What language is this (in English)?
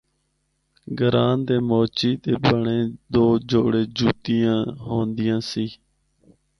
Northern Hindko